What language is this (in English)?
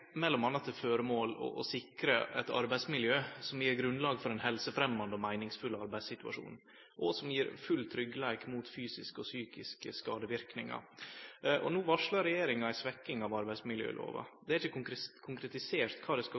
Norwegian Nynorsk